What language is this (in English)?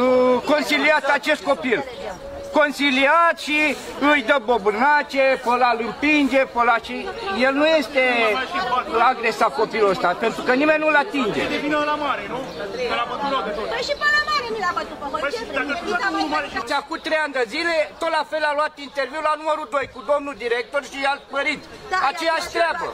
Romanian